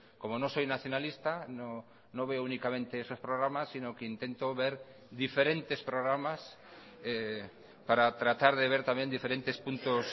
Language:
Spanish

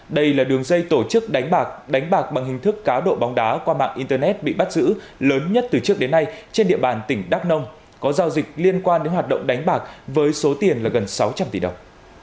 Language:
Vietnamese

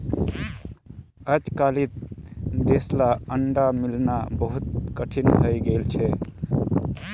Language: Magahi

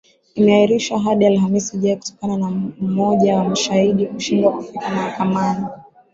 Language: Swahili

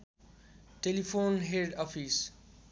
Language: Nepali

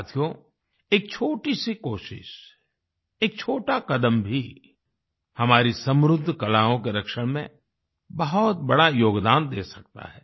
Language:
Hindi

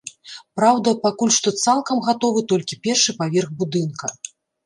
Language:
Belarusian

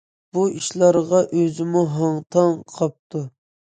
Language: Uyghur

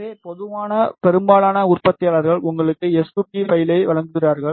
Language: Tamil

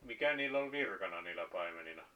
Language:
Finnish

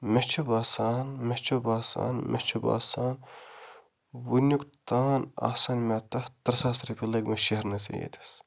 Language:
Kashmiri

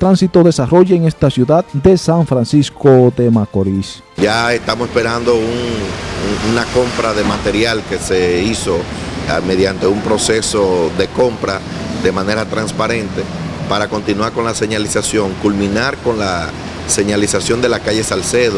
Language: Spanish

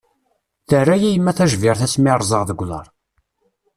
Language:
Kabyle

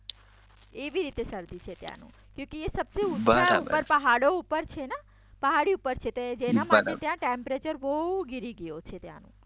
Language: Gujarati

